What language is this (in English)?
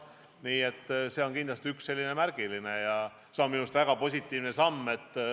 Estonian